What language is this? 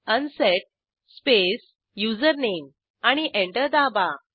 Marathi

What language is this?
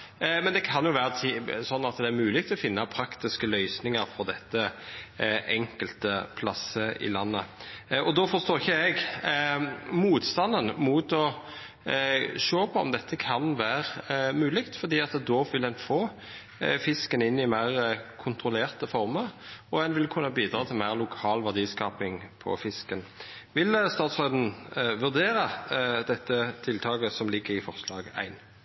Norwegian Nynorsk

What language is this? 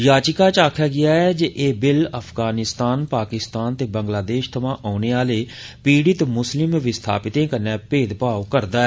Dogri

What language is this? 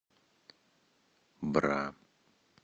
Russian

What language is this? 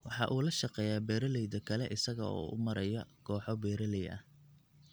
Somali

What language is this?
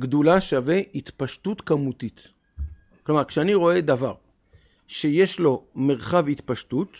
Hebrew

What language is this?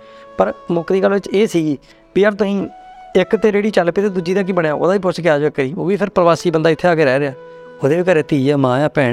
Punjabi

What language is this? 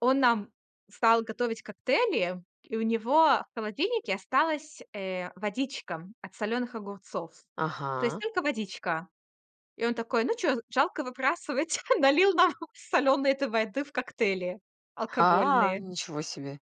Russian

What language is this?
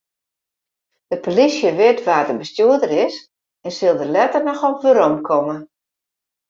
Western Frisian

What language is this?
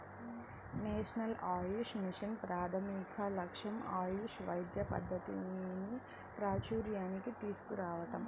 Telugu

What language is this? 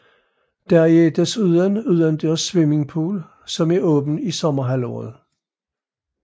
Danish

